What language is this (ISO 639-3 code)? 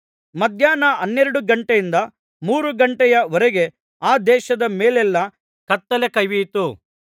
kan